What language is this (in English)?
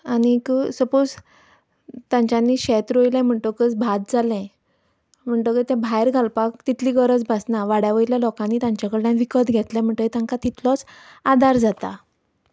Konkani